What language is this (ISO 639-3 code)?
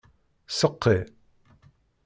kab